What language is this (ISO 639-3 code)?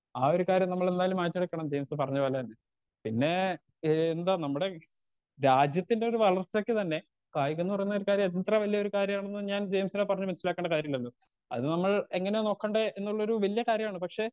mal